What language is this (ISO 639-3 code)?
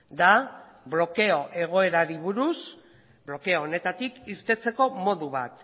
eus